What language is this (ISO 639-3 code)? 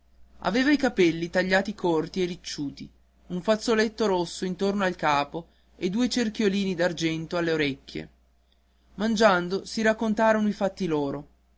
ita